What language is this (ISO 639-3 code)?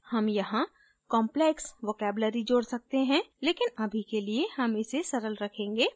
hin